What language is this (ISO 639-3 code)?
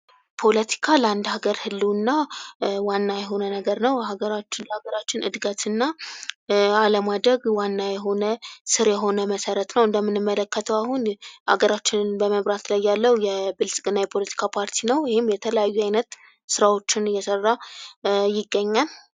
amh